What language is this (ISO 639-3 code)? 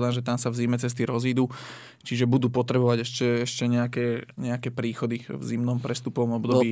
slk